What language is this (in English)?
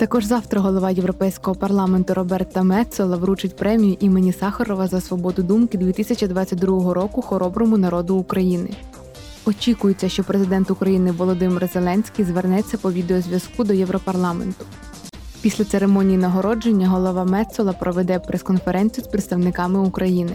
Ukrainian